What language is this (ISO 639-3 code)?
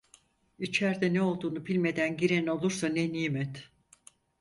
tur